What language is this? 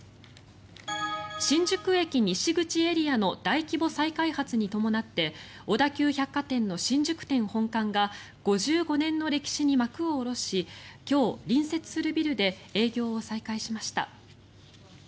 Japanese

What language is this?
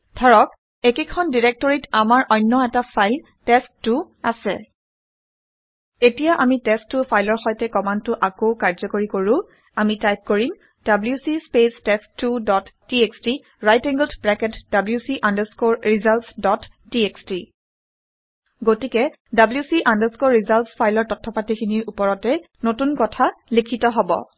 Assamese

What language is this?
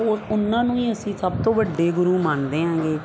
Punjabi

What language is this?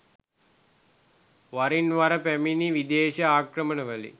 Sinhala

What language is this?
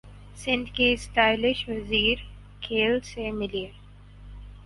Urdu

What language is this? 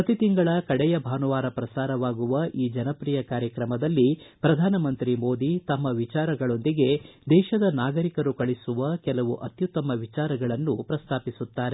Kannada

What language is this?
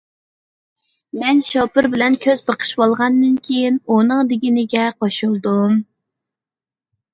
Uyghur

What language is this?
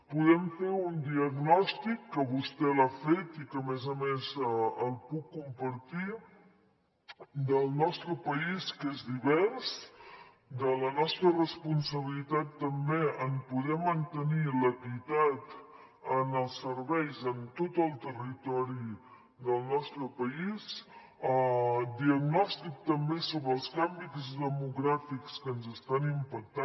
Catalan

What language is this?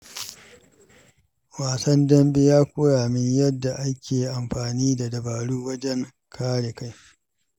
Hausa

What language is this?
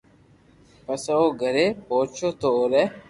Loarki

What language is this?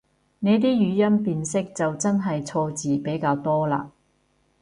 Cantonese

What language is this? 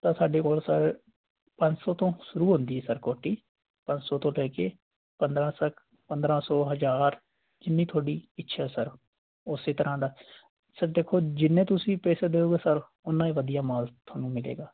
Punjabi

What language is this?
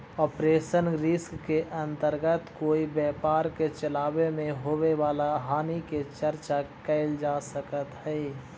Magahi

